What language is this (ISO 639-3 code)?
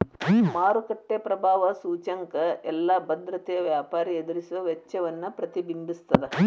kan